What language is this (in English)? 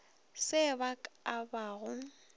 Northern Sotho